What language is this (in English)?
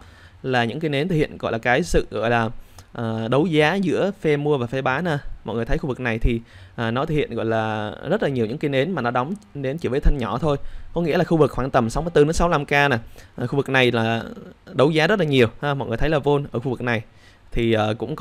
Vietnamese